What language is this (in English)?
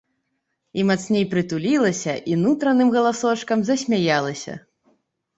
Belarusian